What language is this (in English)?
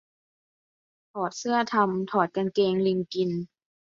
Thai